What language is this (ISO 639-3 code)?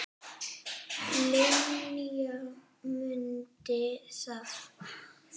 isl